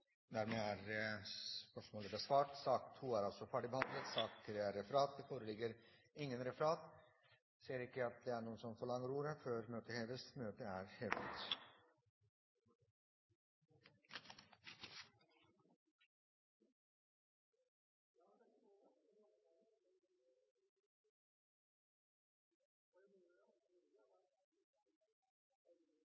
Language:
Norwegian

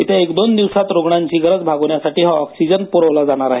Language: Marathi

